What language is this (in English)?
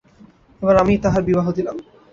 Bangla